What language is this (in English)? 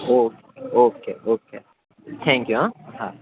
Gujarati